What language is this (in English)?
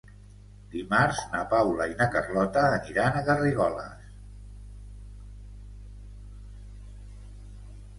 Catalan